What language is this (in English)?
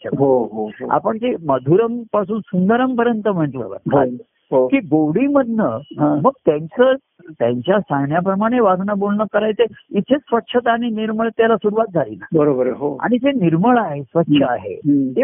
Marathi